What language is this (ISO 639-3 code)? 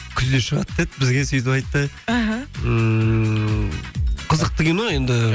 kaz